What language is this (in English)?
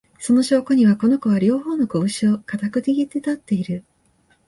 Japanese